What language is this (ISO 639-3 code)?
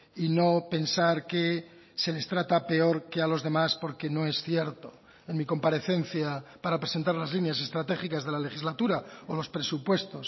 spa